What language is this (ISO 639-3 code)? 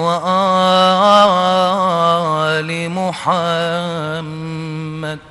ara